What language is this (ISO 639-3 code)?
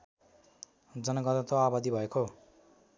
nep